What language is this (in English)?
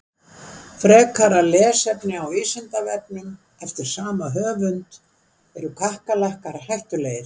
Icelandic